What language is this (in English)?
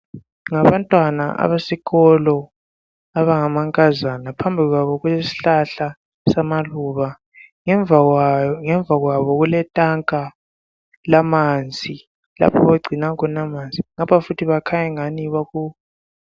North Ndebele